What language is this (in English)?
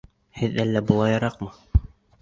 Bashkir